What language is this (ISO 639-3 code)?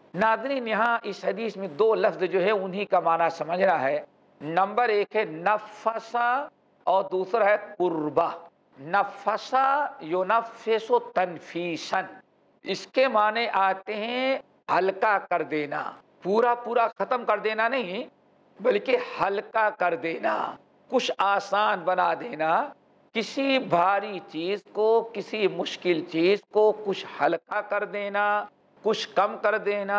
ara